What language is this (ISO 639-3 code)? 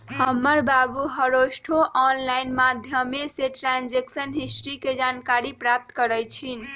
mag